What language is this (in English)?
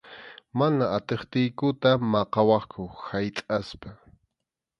Arequipa-La Unión Quechua